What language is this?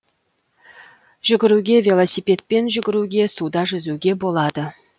Kazakh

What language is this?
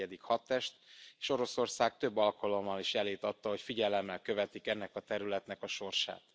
Hungarian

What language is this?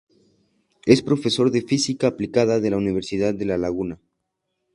Spanish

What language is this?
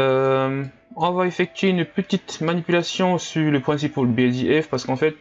French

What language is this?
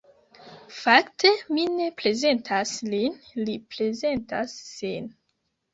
Esperanto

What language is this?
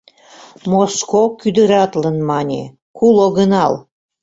Mari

